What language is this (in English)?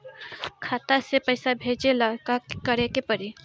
Bhojpuri